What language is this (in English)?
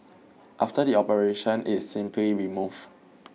English